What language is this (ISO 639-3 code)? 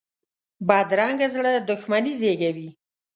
pus